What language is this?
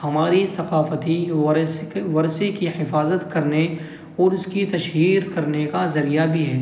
Urdu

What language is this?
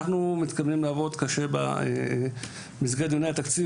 Hebrew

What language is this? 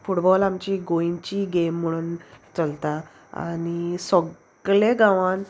Konkani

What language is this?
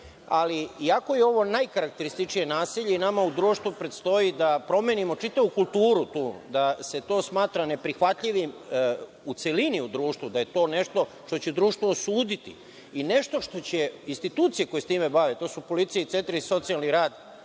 Serbian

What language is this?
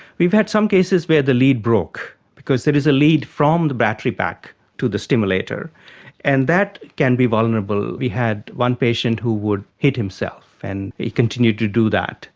English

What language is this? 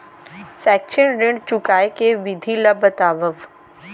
Chhattisgarhi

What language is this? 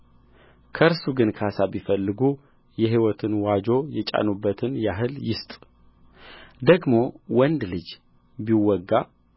Amharic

